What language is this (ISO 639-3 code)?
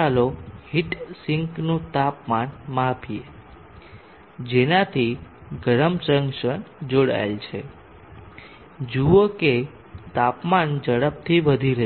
guj